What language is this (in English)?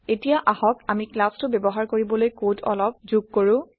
Assamese